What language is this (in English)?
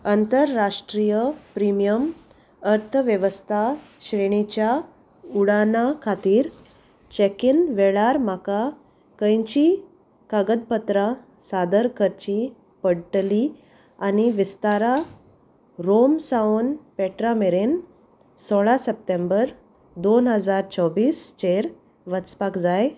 Konkani